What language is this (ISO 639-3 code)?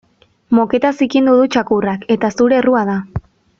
eus